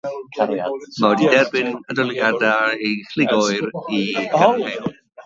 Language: Welsh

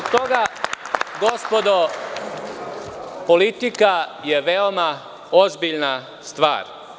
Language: Serbian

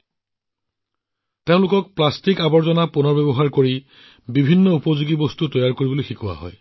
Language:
Assamese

